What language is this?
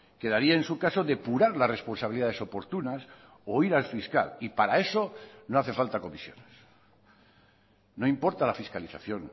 Spanish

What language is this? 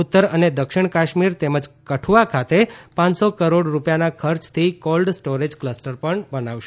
Gujarati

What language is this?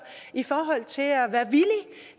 Danish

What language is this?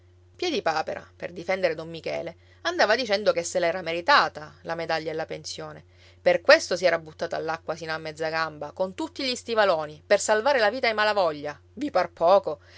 Italian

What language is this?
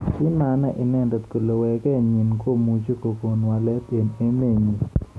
Kalenjin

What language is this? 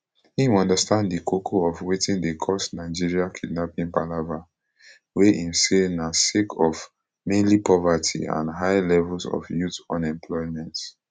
Nigerian Pidgin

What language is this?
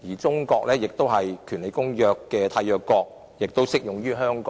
Cantonese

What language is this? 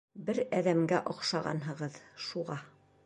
Bashkir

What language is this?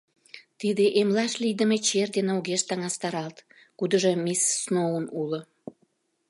Mari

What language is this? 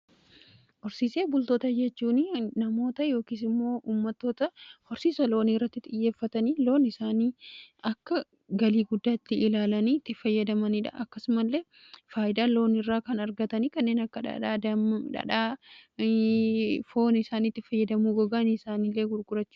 Oromo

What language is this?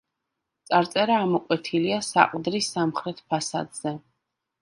Georgian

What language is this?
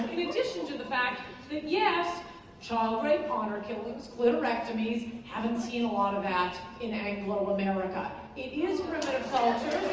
English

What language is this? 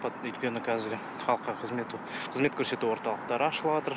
Kazakh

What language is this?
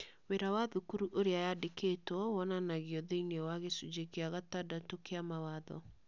Kikuyu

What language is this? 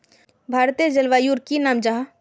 Magahi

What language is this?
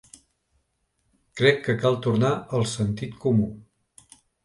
Catalan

